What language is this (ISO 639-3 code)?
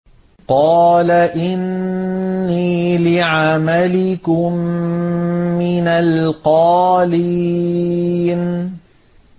ara